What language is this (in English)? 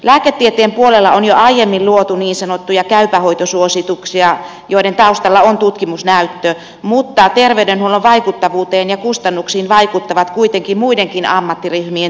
Finnish